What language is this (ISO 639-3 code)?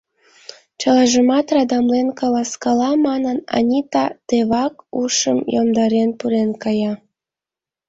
chm